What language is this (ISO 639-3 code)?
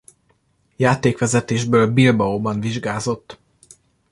hun